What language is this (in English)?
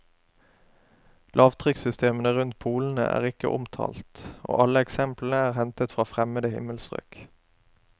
Norwegian